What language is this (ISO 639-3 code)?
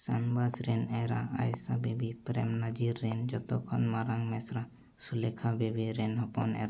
sat